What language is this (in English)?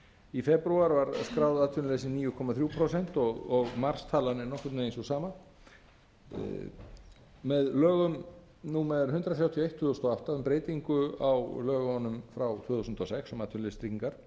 Icelandic